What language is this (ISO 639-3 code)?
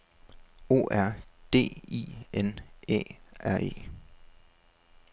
dan